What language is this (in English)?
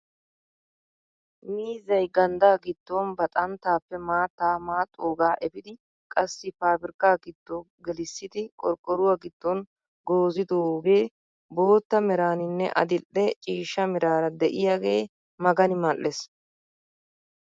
Wolaytta